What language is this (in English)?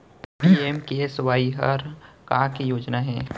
Chhattisgarhi